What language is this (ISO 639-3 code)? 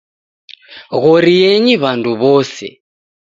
dav